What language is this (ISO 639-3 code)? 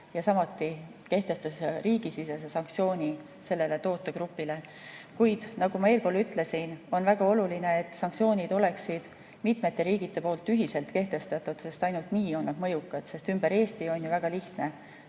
est